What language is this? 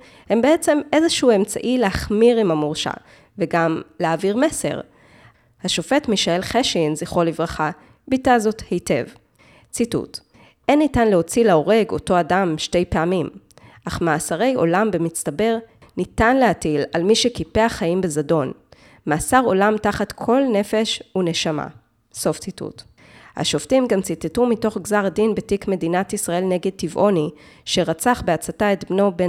Hebrew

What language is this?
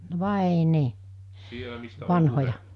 Finnish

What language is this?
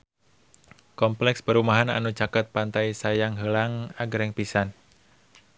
Sundanese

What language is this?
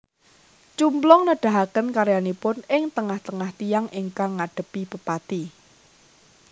Javanese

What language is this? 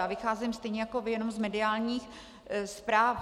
Czech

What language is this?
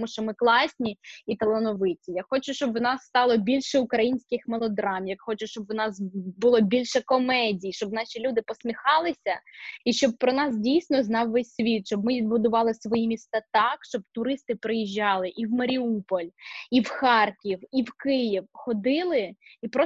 Ukrainian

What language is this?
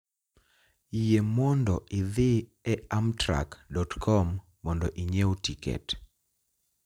Luo (Kenya and Tanzania)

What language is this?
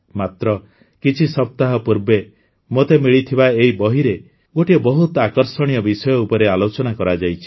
Odia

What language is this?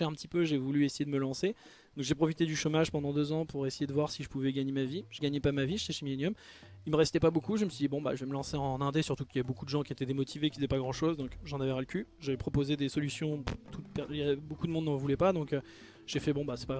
French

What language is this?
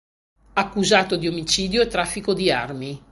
Italian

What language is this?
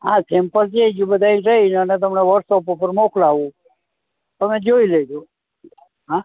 Gujarati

